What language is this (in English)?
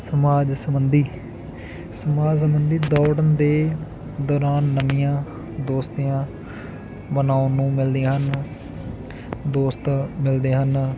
Punjabi